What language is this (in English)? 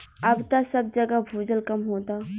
Bhojpuri